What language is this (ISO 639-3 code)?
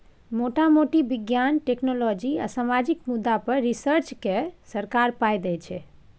mai